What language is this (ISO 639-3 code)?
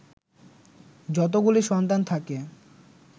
ben